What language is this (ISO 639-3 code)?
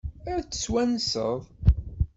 kab